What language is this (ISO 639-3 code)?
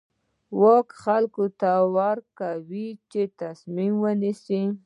pus